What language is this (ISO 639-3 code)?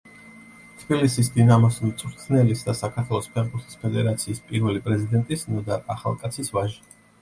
kat